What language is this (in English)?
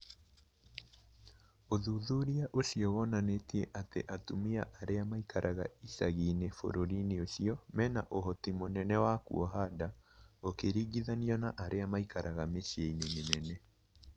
Kikuyu